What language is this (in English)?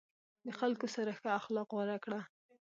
Pashto